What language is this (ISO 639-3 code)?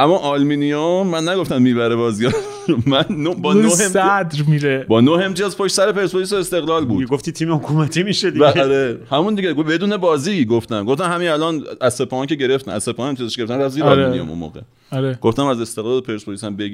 fas